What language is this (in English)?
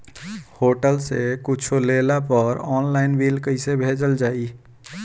Bhojpuri